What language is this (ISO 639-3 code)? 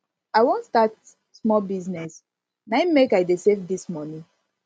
pcm